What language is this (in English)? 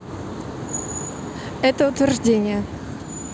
Russian